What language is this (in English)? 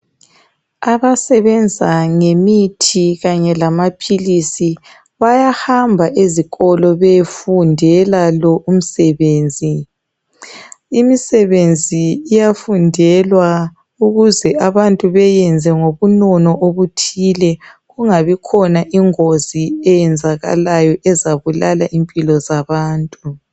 North Ndebele